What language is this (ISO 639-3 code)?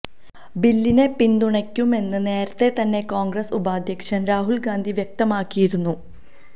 mal